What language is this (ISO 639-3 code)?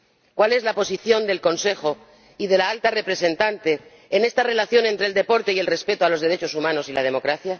spa